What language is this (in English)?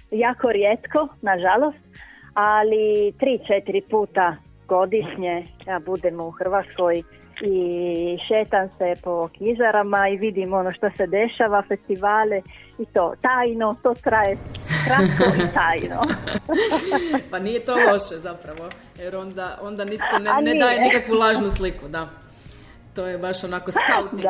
Croatian